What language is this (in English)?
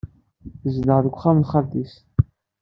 Kabyle